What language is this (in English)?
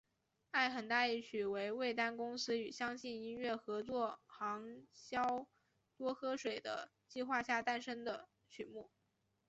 Chinese